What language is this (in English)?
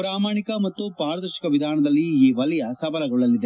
Kannada